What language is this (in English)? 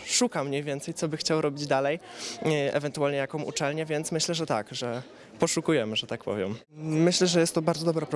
Polish